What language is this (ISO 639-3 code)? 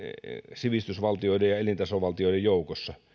fin